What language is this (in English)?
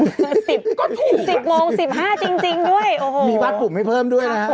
Thai